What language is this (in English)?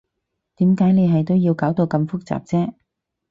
Cantonese